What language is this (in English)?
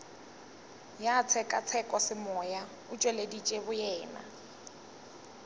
Northern Sotho